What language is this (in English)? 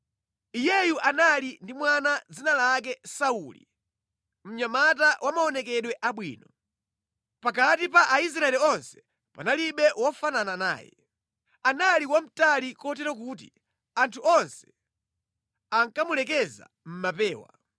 Nyanja